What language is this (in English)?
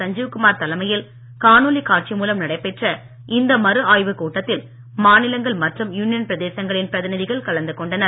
Tamil